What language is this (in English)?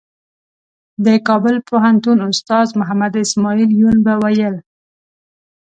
Pashto